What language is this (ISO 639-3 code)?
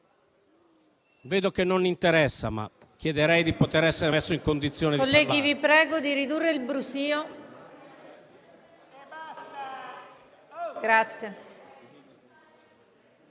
ita